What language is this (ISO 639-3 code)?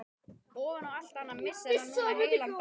isl